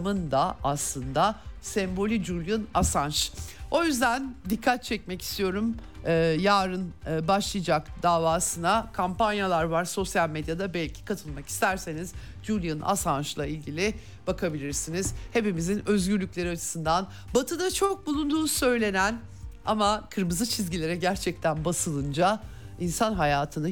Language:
Turkish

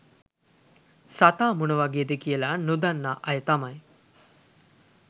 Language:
Sinhala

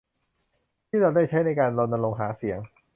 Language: Thai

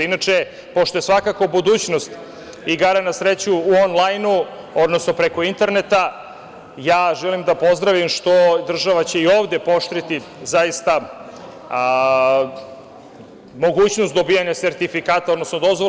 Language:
Serbian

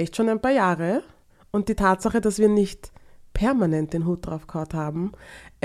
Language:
German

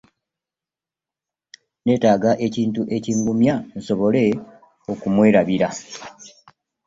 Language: Ganda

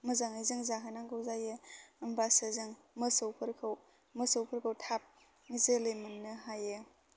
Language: Bodo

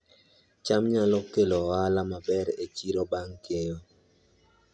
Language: Luo (Kenya and Tanzania)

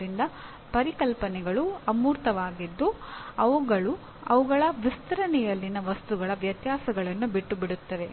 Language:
Kannada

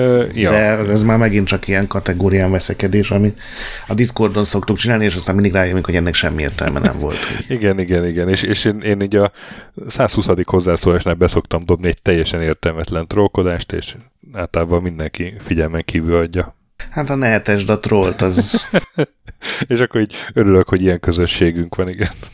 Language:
Hungarian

